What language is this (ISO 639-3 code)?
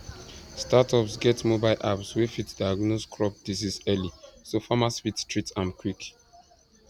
pcm